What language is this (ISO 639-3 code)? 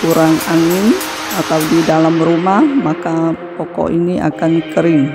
ind